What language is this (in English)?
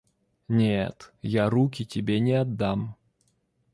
Russian